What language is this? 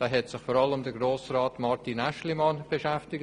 Swiss German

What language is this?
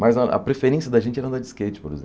Portuguese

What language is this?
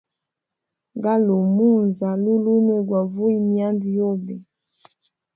Hemba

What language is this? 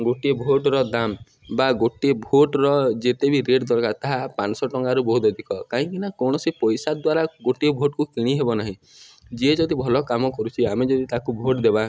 Odia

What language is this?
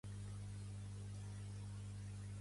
Catalan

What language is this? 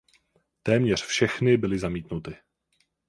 Czech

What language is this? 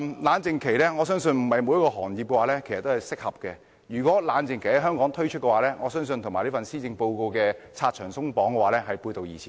Cantonese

